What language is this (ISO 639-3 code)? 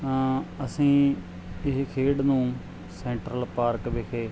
pan